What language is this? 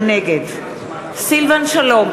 Hebrew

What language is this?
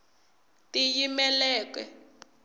Tsonga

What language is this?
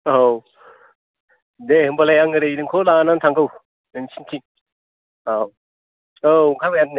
Bodo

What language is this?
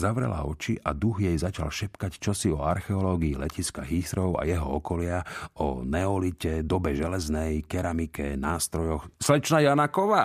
Slovak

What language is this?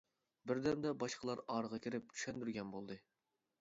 Uyghur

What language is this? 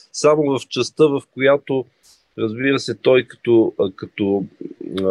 Bulgarian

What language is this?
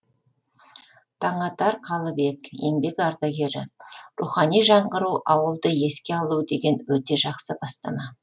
Kazakh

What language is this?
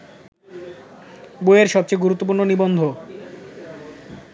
Bangla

